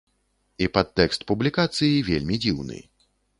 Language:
Belarusian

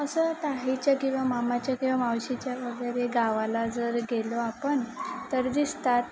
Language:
Marathi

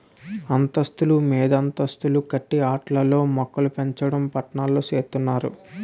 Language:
Telugu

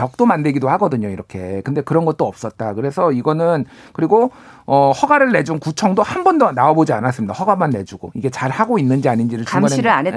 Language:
Korean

